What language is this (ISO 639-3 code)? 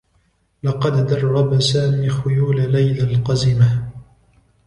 ara